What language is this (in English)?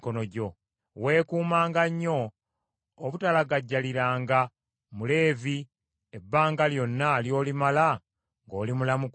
Ganda